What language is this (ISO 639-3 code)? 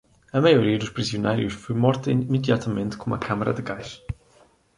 por